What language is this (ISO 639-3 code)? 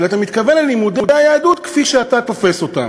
heb